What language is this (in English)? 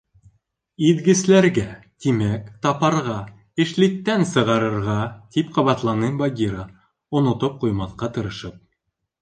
Bashkir